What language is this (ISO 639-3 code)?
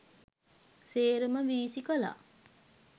sin